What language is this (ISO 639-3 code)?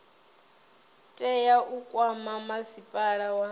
ven